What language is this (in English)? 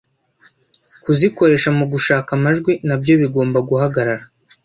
Kinyarwanda